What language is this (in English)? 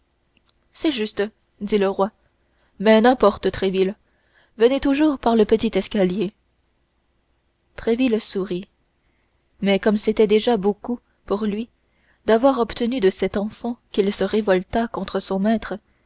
French